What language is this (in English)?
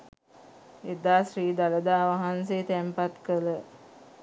Sinhala